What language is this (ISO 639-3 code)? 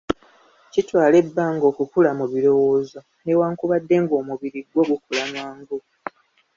lug